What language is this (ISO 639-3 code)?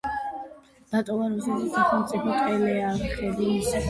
kat